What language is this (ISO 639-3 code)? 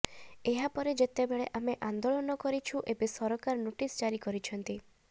ori